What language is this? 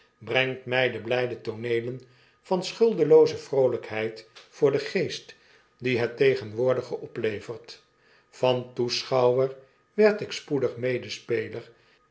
Dutch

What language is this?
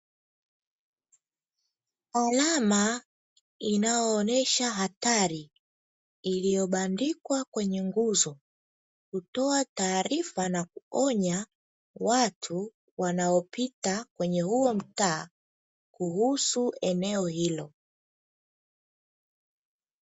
Swahili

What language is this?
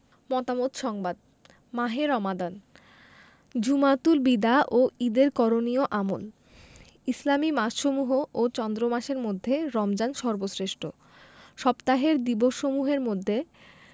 Bangla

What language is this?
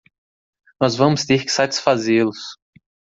Portuguese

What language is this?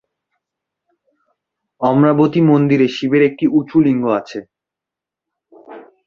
Bangla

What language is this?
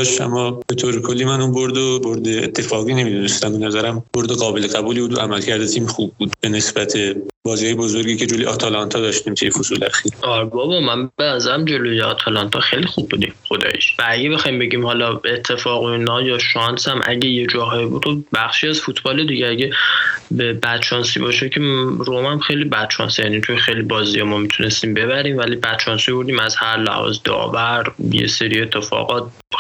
Persian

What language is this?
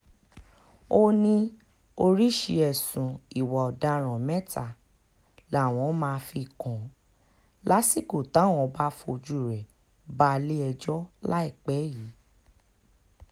Yoruba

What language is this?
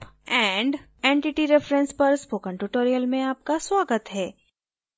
Hindi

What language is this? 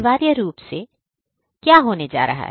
Hindi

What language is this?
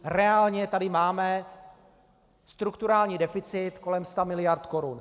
Czech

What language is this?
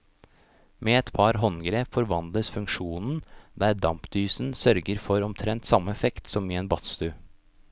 Norwegian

